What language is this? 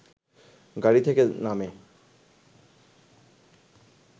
Bangla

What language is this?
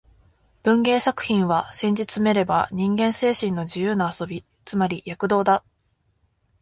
Japanese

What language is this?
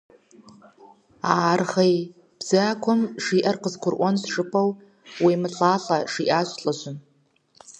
Kabardian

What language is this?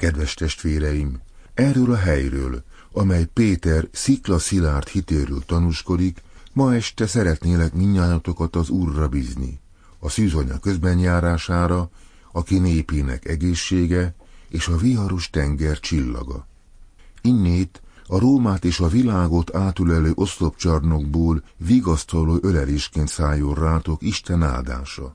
Hungarian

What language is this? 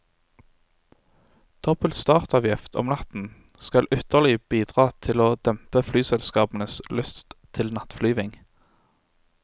Norwegian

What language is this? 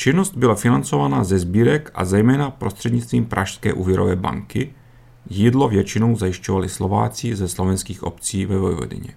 Czech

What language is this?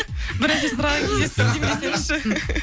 Kazakh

